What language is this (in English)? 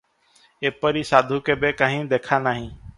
Odia